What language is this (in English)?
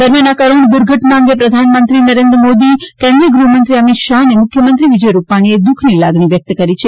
Gujarati